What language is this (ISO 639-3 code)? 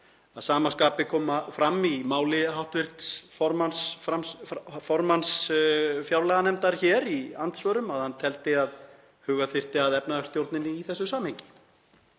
isl